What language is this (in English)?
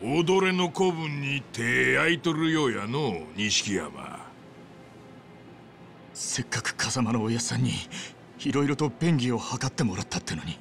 Japanese